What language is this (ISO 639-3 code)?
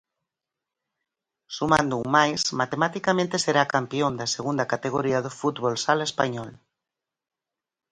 glg